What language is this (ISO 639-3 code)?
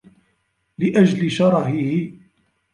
ara